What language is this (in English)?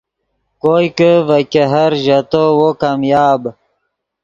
Yidgha